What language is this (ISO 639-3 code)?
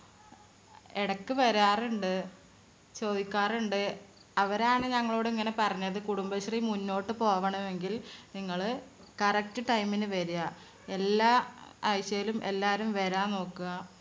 mal